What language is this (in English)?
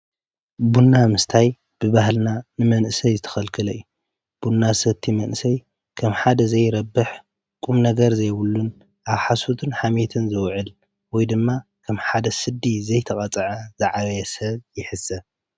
Tigrinya